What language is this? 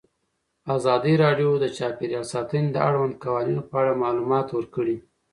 Pashto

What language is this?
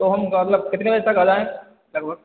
Hindi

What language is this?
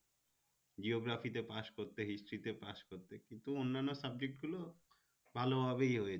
Bangla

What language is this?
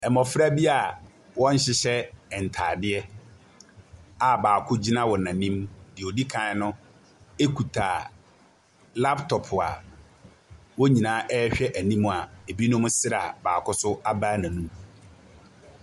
Akan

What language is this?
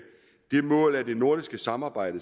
Danish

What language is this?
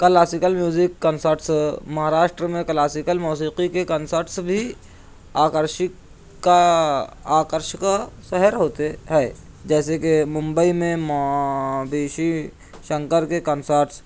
Urdu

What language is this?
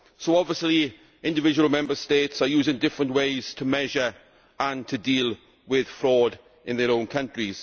English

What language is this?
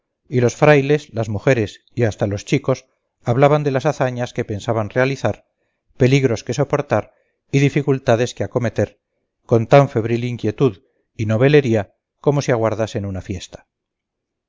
Spanish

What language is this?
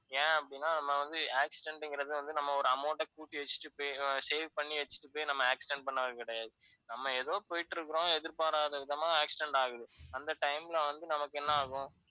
Tamil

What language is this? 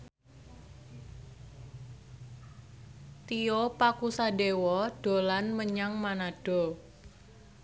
Javanese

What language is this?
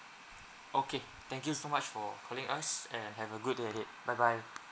English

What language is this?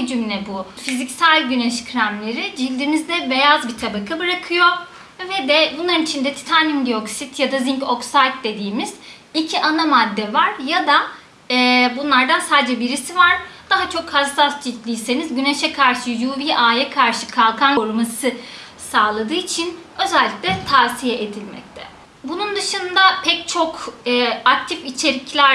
Turkish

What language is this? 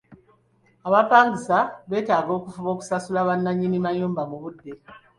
Ganda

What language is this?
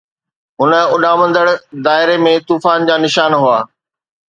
Sindhi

